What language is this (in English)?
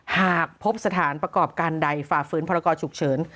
Thai